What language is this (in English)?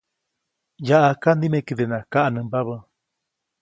Copainalá Zoque